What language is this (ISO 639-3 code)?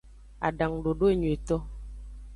ajg